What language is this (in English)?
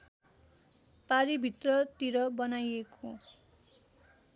Nepali